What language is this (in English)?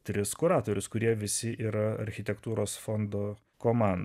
Lithuanian